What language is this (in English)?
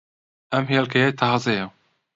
Central Kurdish